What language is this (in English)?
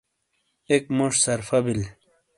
Shina